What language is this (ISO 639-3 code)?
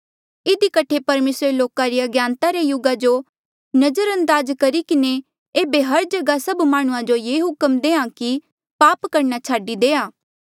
mjl